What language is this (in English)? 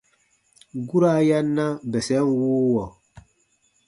Baatonum